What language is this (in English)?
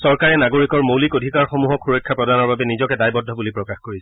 Assamese